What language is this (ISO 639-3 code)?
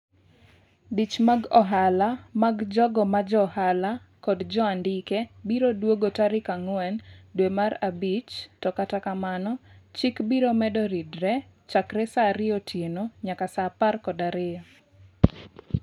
luo